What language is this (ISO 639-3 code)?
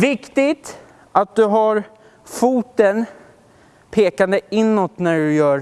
swe